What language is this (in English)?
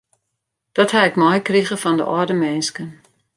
Western Frisian